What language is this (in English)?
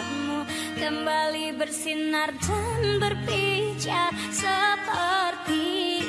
Indonesian